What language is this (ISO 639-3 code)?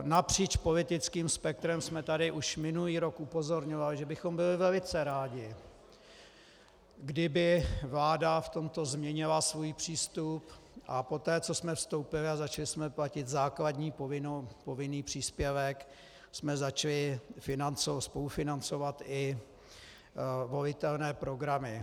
ces